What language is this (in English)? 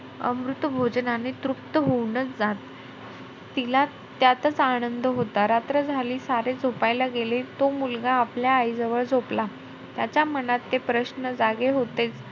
Marathi